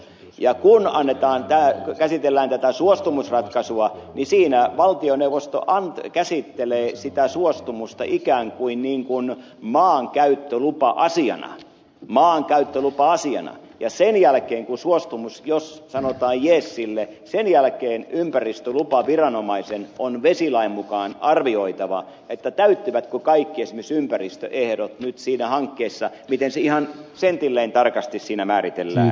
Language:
Finnish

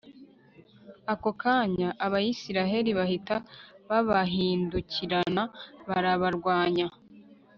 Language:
Kinyarwanda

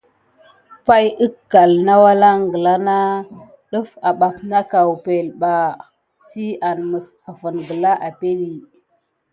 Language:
Gidar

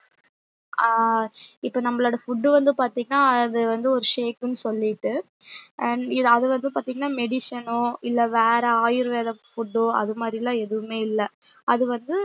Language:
Tamil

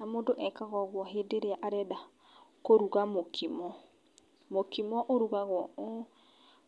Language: Kikuyu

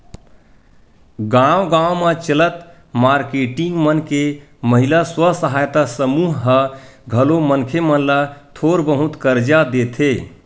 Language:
Chhattisgarhi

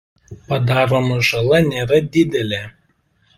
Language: Lithuanian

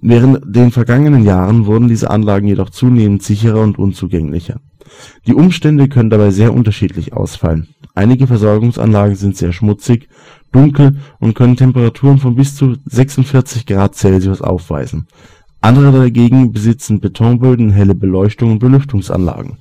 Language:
German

